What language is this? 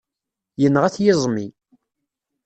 Kabyle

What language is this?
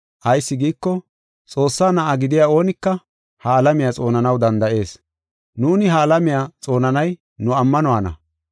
Gofa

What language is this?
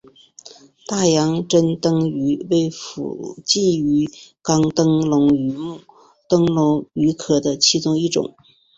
Chinese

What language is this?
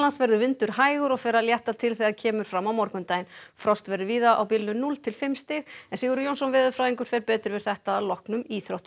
Icelandic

